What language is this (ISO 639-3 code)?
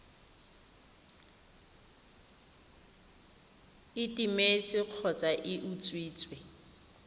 tsn